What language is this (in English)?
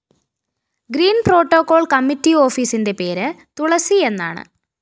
Malayalam